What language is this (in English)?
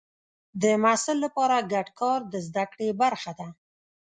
Pashto